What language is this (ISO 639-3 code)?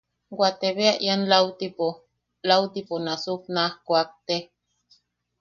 yaq